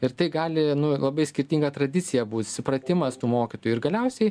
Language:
Lithuanian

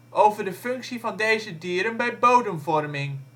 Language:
Dutch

